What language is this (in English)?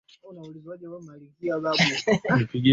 Swahili